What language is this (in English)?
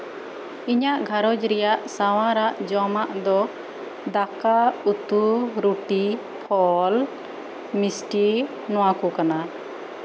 Santali